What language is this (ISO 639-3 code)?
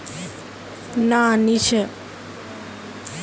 mag